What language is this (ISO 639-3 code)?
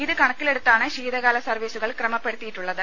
mal